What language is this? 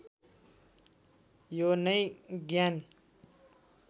Nepali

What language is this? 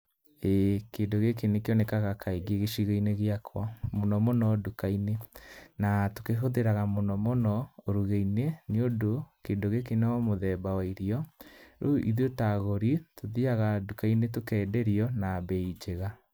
Kikuyu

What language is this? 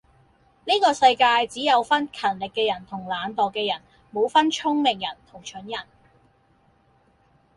Cantonese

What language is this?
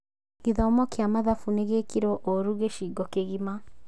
Kikuyu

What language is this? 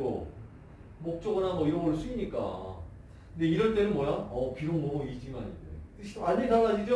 Korean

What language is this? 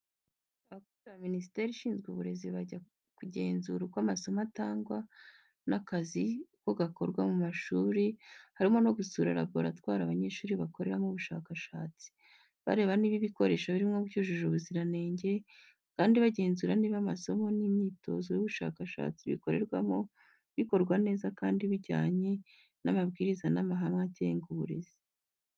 Kinyarwanda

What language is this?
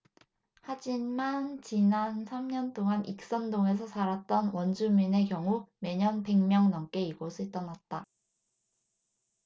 Korean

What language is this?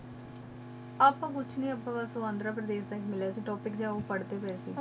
Punjabi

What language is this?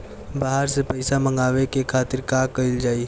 Bhojpuri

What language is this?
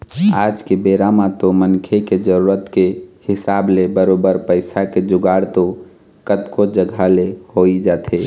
Chhattisgarhi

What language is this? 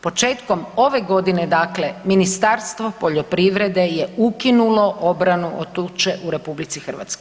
Croatian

